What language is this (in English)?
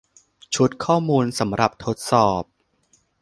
Thai